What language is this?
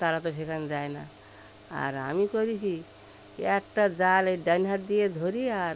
Bangla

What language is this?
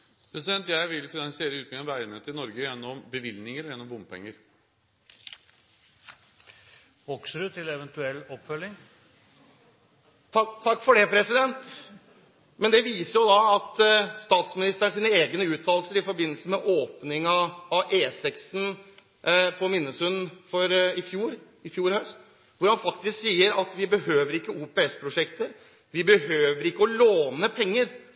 Norwegian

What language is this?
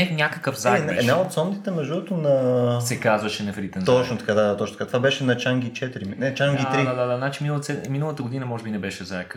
Bulgarian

